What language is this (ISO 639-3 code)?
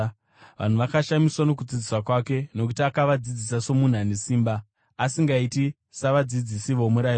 sna